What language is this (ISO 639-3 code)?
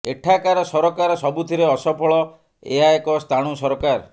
ori